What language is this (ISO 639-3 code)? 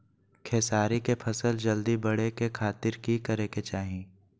mag